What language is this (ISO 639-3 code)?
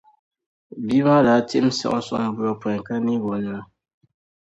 dag